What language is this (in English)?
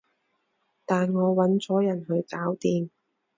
Cantonese